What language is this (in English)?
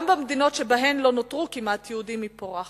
Hebrew